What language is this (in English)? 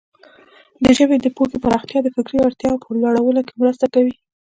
Pashto